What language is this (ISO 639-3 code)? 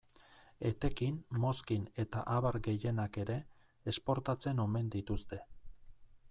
eus